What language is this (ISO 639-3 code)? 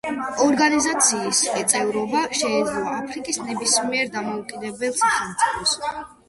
kat